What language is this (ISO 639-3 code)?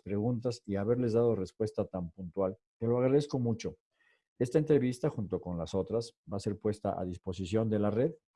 spa